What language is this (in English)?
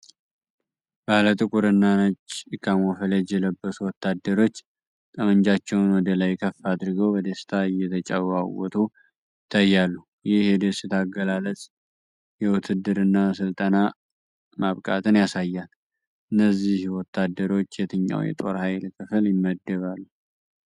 Amharic